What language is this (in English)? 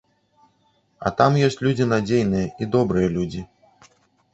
Belarusian